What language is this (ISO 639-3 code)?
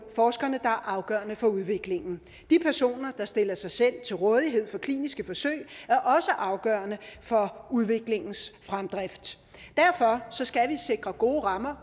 dan